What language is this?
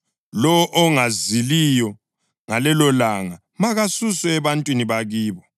North Ndebele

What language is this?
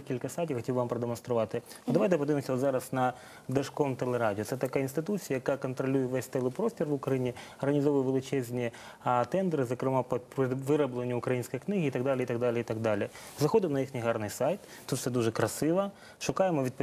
Ukrainian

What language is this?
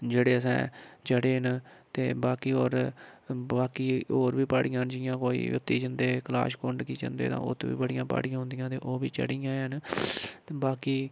Dogri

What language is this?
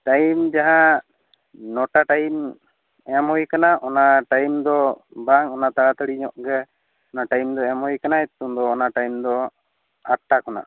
Santali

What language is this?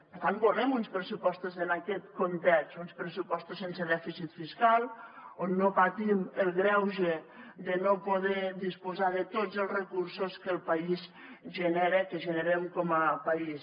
Catalan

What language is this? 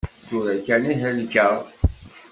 Kabyle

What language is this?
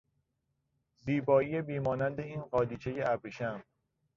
Persian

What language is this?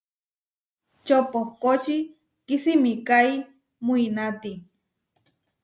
Huarijio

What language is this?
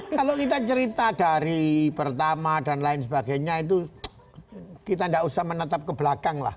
Indonesian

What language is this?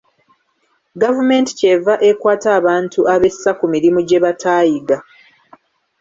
Ganda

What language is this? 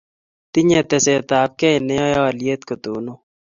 Kalenjin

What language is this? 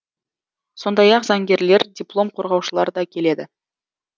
Kazakh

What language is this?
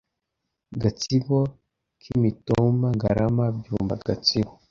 Kinyarwanda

